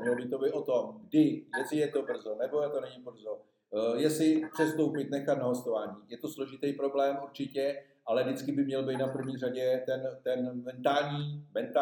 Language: Czech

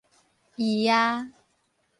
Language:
Min Nan Chinese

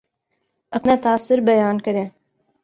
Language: Urdu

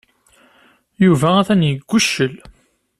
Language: Kabyle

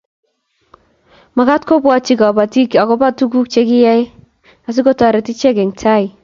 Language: Kalenjin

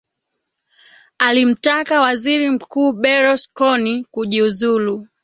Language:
Swahili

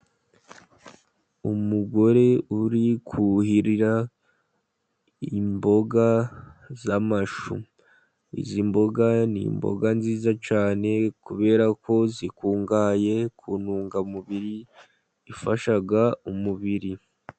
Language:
Kinyarwanda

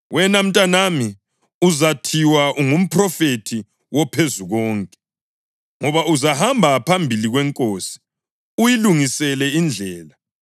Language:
North Ndebele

